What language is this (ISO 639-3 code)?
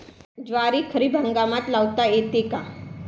mar